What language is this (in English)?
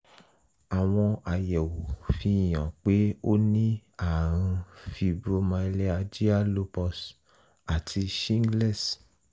Yoruba